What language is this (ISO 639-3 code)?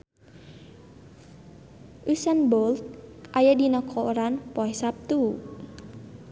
sun